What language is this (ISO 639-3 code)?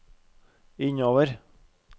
nor